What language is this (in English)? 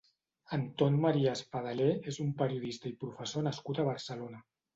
Catalan